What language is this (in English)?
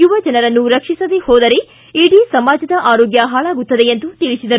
Kannada